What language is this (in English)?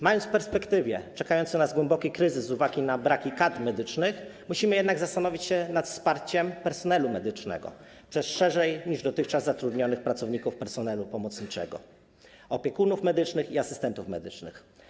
Polish